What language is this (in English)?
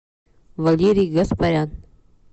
Russian